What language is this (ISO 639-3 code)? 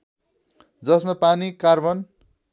nep